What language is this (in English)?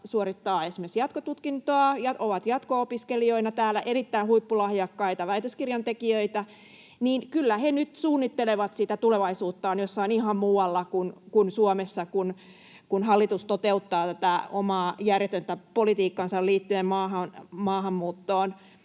Finnish